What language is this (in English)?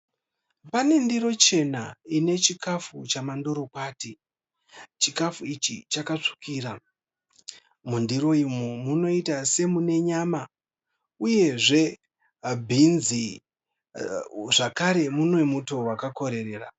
Shona